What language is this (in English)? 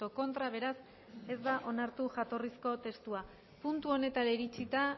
Basque